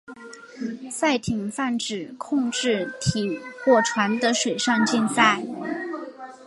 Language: Chinese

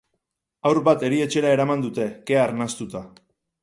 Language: Basque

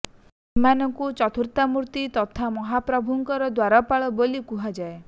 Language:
Odia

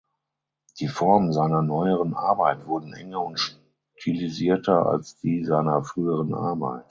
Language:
German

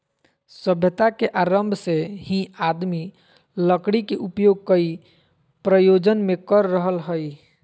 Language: Magahi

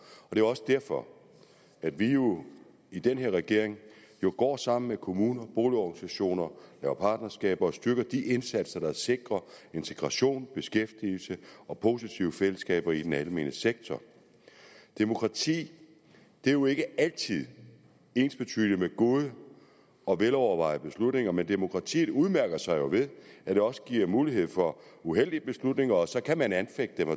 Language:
Danish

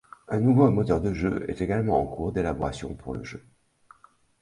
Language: French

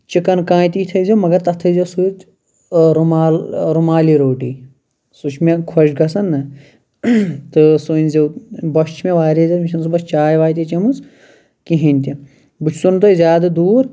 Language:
Kashmiri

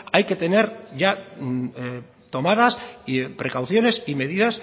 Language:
Spanish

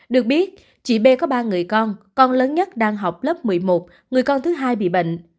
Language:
Vietnamese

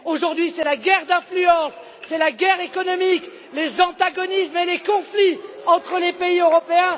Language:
French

